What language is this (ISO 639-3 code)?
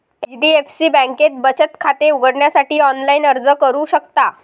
mar